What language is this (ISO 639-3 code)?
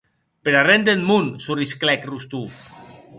oci